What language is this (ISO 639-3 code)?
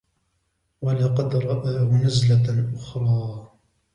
ara